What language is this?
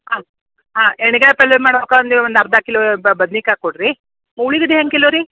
Kannada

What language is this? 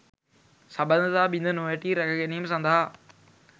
Sinhala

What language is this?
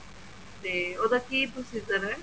Punjabi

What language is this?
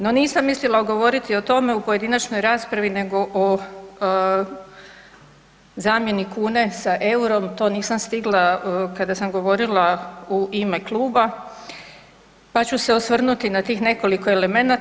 Croatian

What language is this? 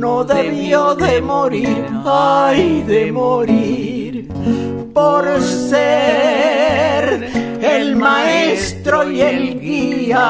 Spanish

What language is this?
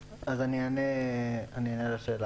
Hebrew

